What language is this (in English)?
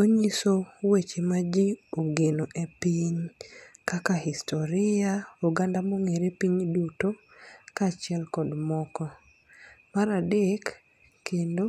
Luo (Kenya and Tanzania)